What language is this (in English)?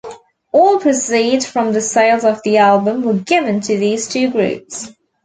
English